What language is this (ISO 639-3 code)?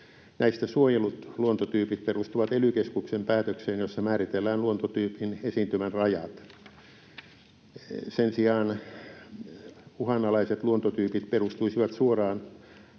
fin